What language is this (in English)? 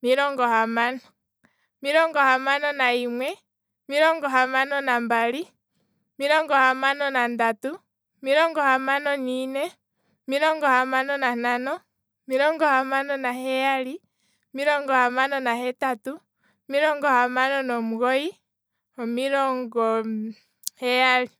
Kwambi